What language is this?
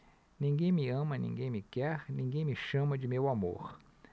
Portuguese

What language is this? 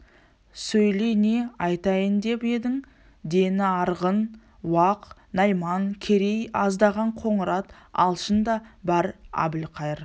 Kazakh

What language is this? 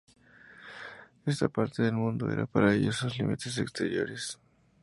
Spanish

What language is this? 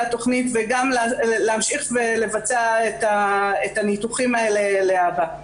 Hebrew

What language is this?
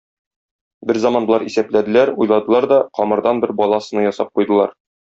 Tatar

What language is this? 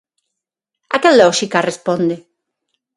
Galician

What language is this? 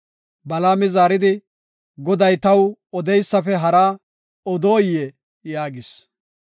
Gofa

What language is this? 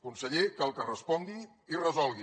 Catalan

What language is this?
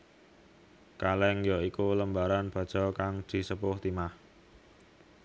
Javanese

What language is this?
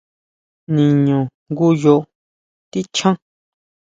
Huautla Mazatec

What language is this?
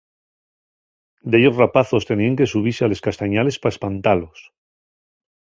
Asturian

